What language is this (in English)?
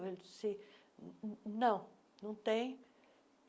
Portuguese